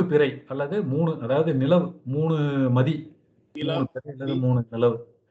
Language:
Tamil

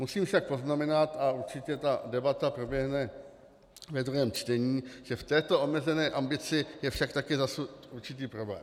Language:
Czech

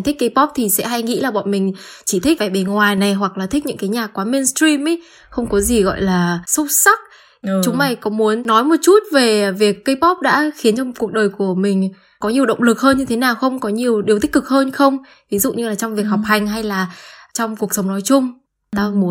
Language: Vietnamese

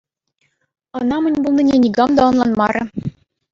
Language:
Chuvash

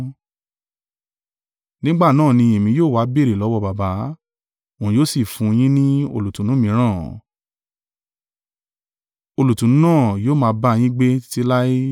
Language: Yoruba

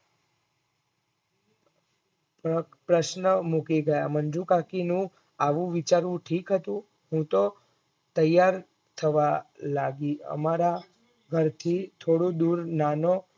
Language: Gujarati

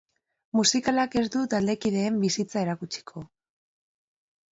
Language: Basque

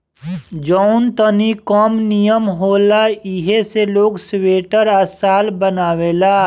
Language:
Bhojpuri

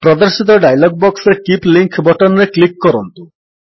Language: Odia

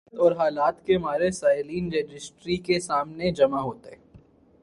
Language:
Urdu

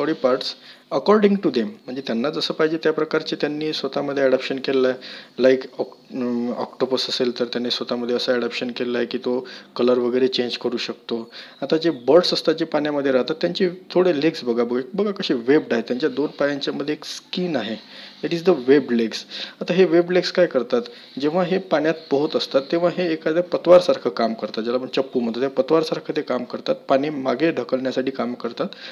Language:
English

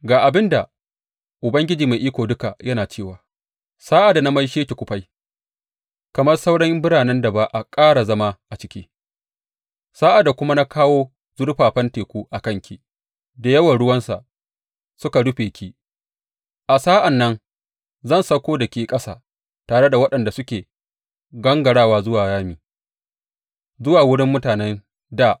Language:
Hausa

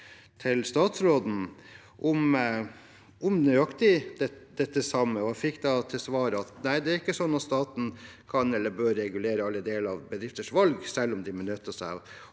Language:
Norwegian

